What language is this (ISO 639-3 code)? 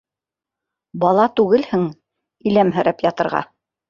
bak